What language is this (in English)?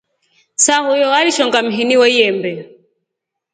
Rombo